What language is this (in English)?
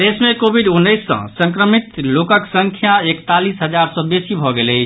Maithili